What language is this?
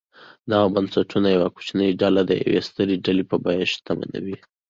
Pashto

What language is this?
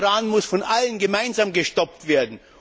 German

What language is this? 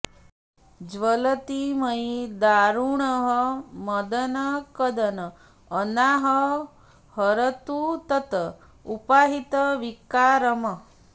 Sanskrit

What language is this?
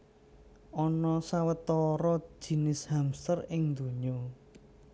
Javanese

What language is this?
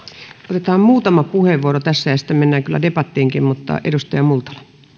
Finnish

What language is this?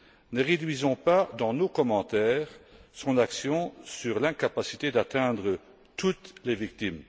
French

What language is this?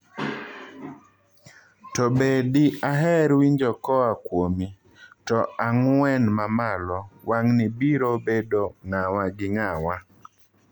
Luo (Kenya and Tanzania)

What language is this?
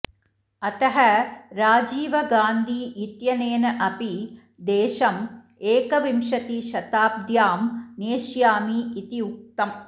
Sanskrit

